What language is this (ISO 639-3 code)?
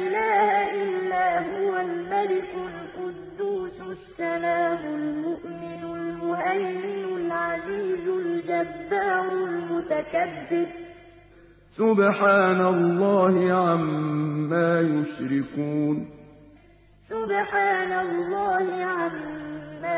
ara